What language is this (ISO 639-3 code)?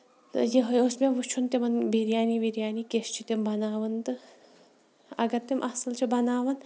kas